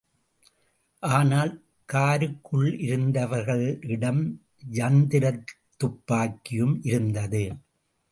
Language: Tamil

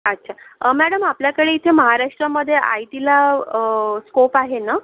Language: Marathi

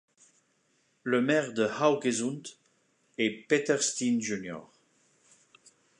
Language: French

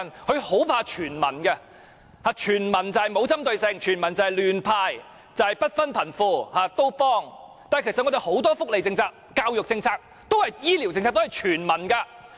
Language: Cantonese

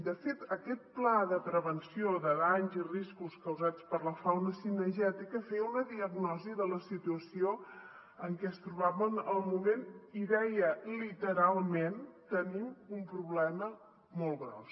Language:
Catalan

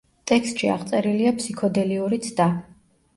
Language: Georgian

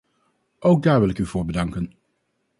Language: Dutch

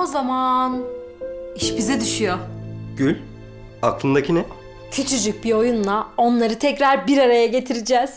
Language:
Turkish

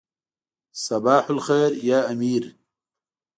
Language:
Pashto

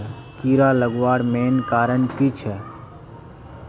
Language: Magahi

